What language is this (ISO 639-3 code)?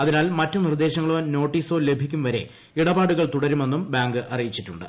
mal